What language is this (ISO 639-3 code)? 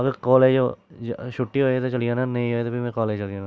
doi